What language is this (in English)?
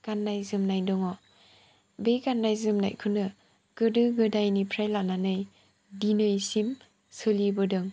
Bodo